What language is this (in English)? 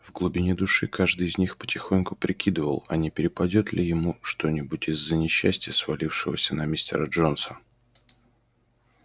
Russian